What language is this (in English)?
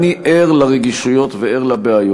Hebrew